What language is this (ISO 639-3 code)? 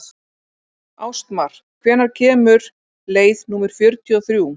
isl